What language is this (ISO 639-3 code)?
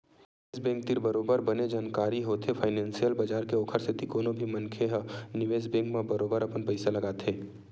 hne